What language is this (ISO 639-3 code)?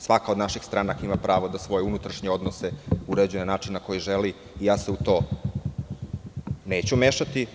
srp